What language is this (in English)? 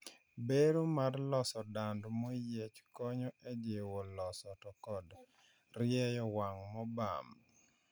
Luo (Kenya and Tanzania)